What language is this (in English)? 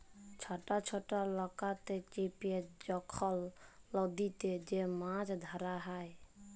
Bangla